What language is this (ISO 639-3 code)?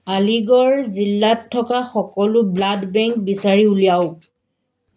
asm